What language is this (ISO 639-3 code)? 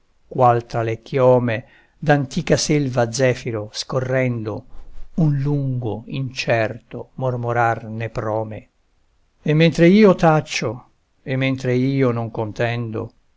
ita